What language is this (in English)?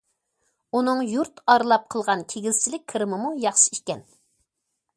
Uyghur